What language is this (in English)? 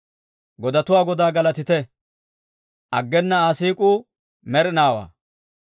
Dawro